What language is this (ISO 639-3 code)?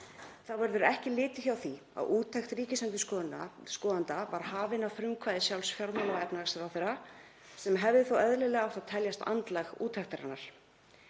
isl